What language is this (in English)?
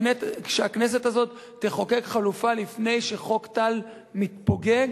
Hebrew